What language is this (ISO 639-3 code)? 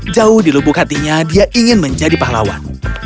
ind